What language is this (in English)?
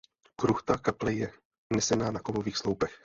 Czech